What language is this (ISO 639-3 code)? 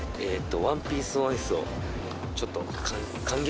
jpn